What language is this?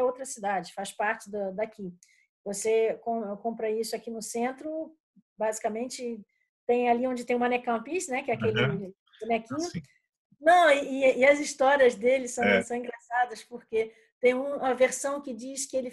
Portuguese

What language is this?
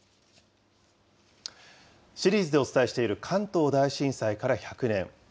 Japanese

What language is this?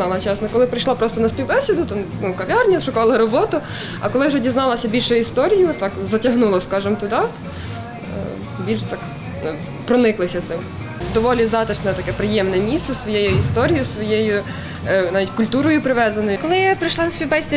Ukrainian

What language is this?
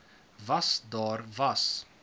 Afrikaans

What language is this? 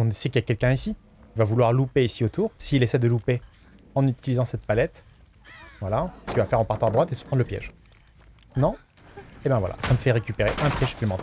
French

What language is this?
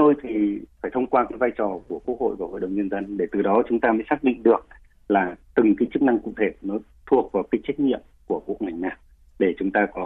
Vietnamese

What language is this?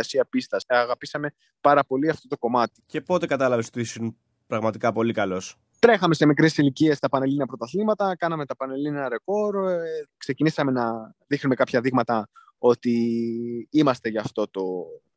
Greek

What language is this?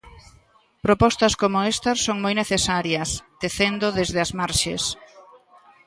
Galician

